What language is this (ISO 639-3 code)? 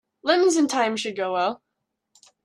eng